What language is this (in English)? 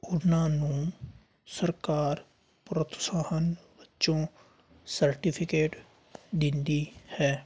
Punjabi